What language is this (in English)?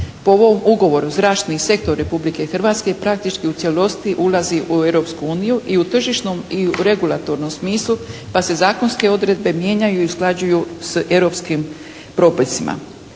Croatian